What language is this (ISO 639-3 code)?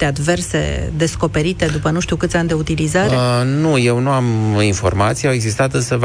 ron